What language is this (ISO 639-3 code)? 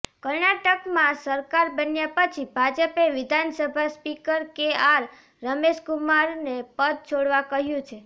guj